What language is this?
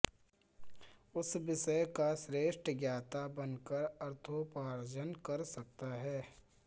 Sanskrit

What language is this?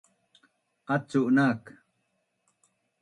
Bunun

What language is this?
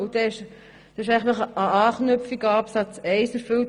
Swiss German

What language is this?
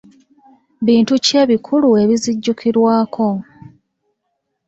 Ganda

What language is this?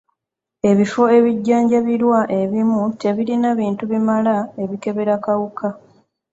Ganda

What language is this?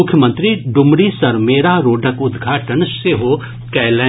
Maithili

